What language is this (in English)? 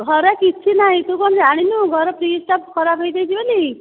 Odia